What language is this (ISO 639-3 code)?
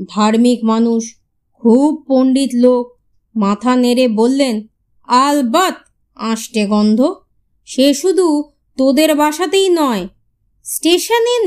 ben